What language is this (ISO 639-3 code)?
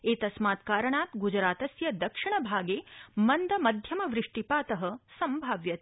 san